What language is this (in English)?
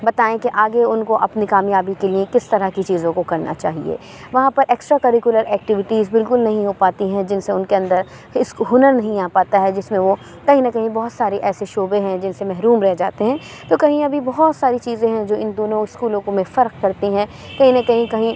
Urdu